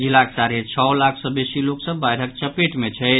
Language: Maithili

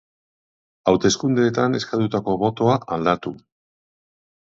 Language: Basque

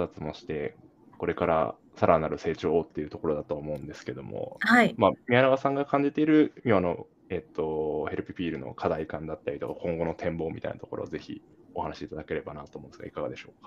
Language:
Japanese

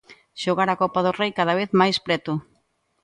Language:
Galician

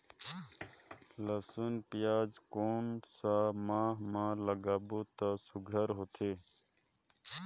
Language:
Chhattisgarhi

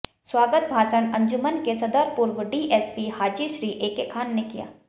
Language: Hindi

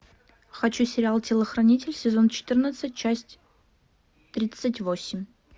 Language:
Russian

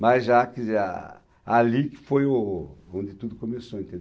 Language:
Portuguese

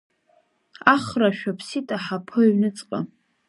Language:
Abkhazian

